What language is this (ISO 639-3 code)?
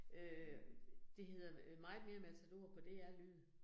dan